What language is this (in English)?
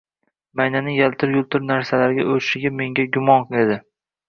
Uzbek